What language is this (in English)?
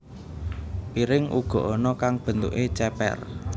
Javanese